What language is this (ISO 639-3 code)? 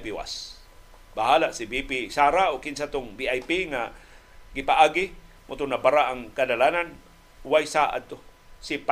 fil